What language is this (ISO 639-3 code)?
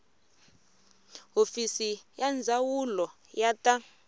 tso